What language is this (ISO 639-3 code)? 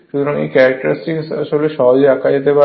ben